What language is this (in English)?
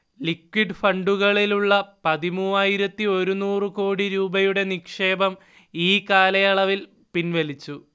Malayalam